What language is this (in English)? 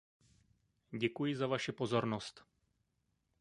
Czech